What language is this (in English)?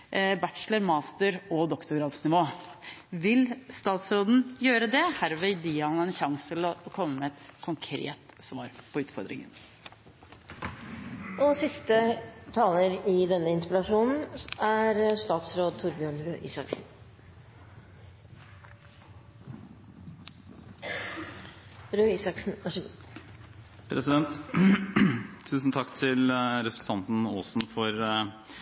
Norwegian Bokmål